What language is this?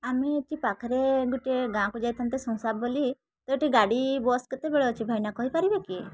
Odia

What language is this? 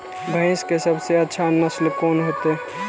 Maithili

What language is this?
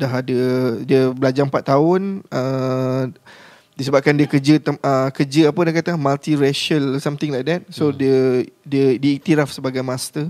Malay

